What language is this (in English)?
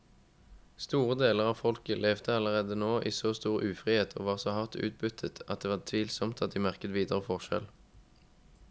Norwegian